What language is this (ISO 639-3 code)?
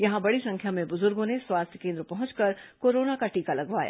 hin